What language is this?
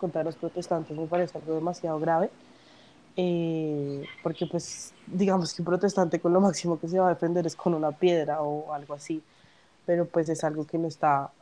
Spanish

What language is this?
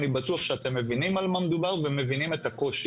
Hebrew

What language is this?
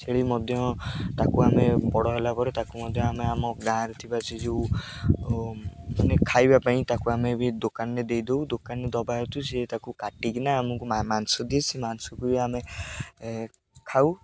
Odia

